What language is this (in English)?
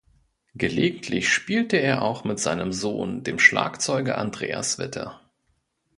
German